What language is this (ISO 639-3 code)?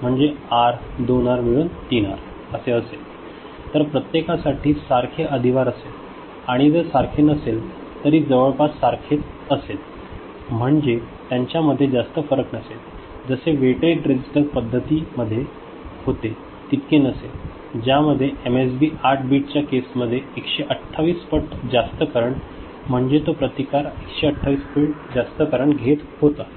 mar